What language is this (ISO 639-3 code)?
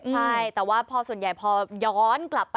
tha